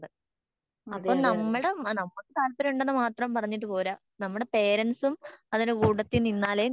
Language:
Malayalam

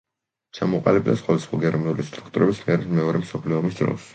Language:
Georgian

